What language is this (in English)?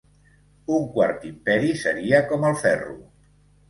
Catalan